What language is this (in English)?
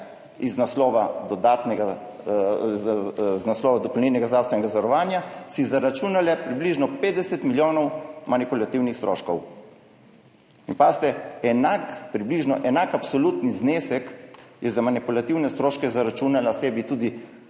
Slovenian